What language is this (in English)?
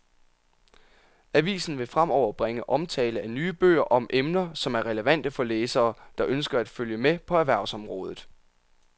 Danish